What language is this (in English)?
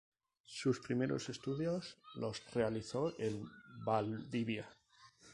Spanish